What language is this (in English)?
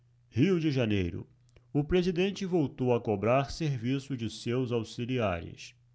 Portuguese